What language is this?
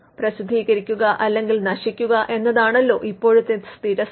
Malayalam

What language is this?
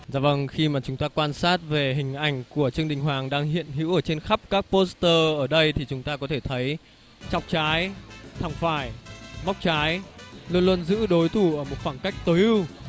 Vietnamese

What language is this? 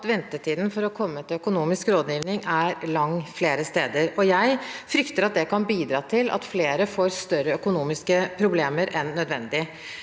Norwegian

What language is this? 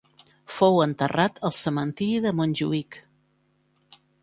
Catalan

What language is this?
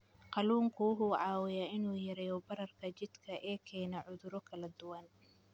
Somali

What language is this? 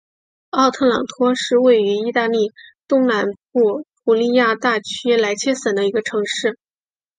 Chinese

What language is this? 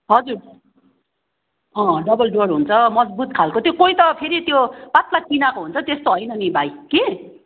Nepali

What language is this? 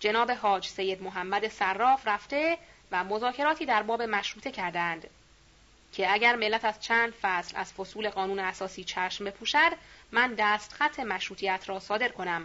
Persian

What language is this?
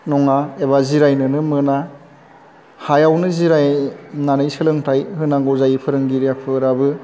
Bodo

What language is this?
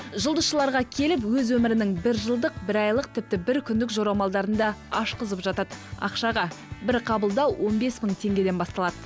Kazakh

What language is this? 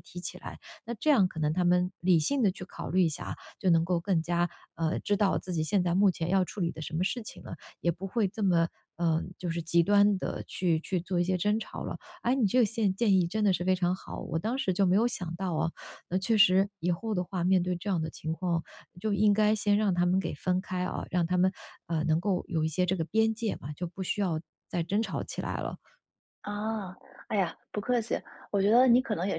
Chinese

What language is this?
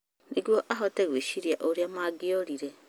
Kikuyu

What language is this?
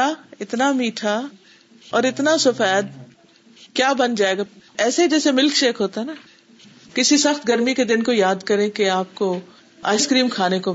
Urdu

